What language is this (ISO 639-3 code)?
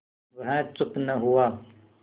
hin